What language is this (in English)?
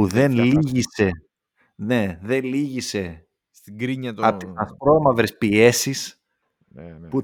Greek